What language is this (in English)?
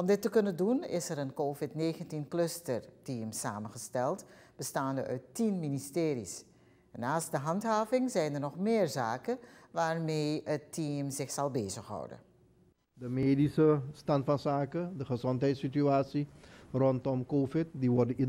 Dutch